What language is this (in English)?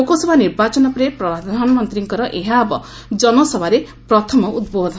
Odia